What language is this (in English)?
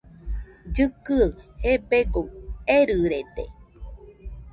Nüpode Huitoto